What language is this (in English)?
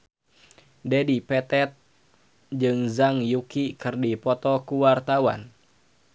Sundanese